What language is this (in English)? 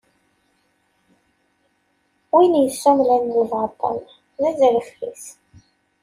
Kabyle